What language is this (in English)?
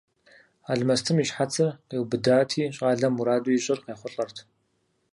Kabardian